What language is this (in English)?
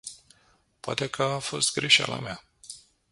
Romanian